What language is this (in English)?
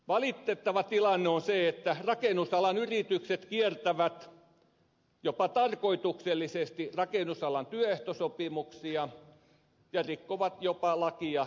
Finnish